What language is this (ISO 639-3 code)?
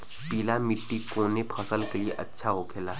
bho